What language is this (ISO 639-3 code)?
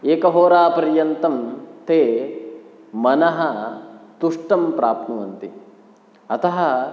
san